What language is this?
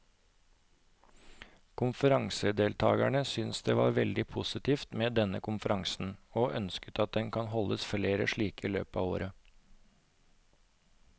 Norwegian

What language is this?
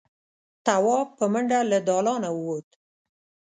Pashto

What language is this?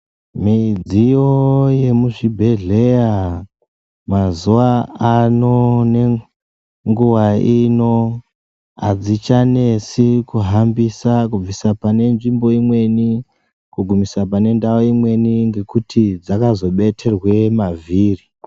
Ndau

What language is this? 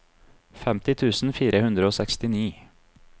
Norwegian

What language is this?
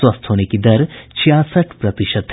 Hindi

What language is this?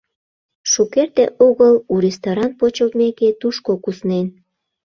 Mari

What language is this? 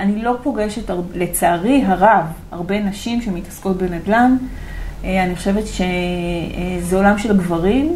Hebrew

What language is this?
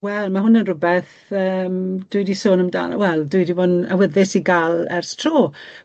Welsh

